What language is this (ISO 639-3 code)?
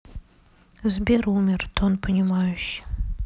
rus